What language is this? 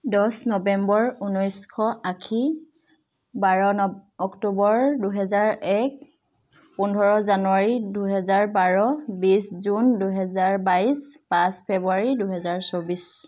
Assamese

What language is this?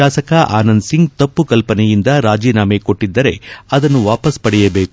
Kannada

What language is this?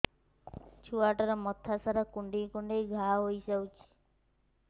Odia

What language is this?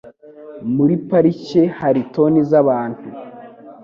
Kinyarwanda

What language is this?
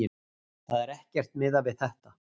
Icelandic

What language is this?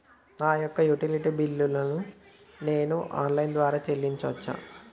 Telugu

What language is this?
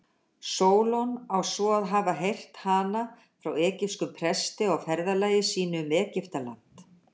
Icelandic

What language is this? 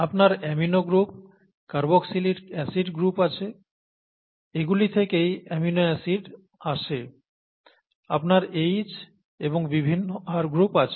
Bangla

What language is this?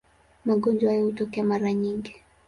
Swahili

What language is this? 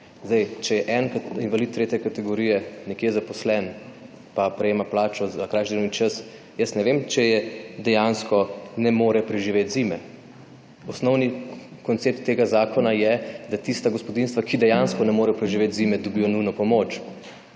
Slovenian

